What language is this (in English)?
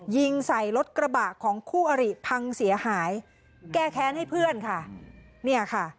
Thai